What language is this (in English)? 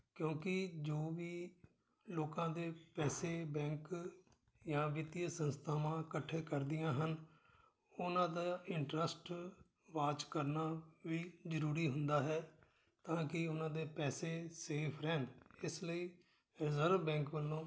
Punjabi